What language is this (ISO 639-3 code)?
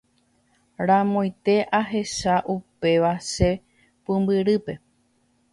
grn